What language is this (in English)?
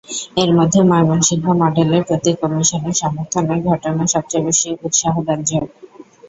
Bangla